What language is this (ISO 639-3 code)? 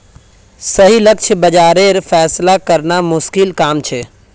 mag